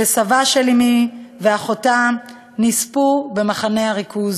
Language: Hebrew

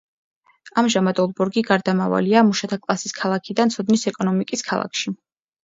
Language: Georgian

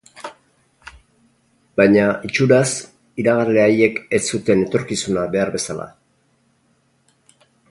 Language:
Basque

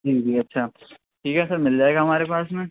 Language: Urdu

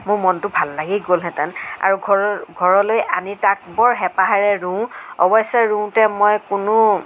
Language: Assamese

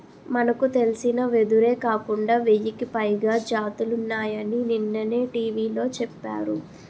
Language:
Telugu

